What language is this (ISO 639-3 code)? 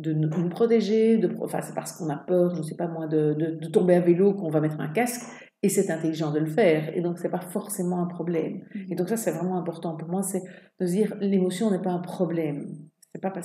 fra